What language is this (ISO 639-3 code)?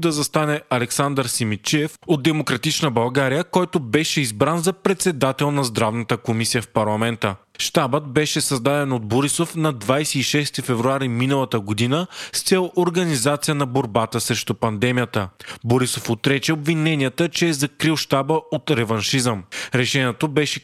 bul